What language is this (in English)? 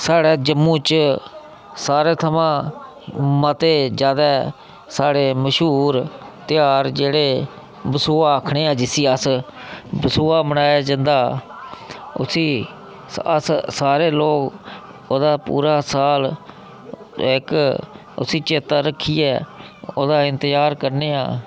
Dogri